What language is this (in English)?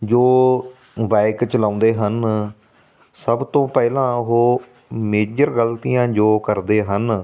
Punjabi